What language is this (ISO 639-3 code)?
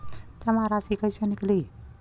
bho